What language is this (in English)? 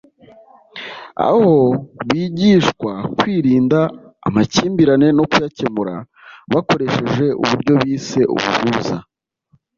Kinyarwanda